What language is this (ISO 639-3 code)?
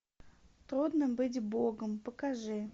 rus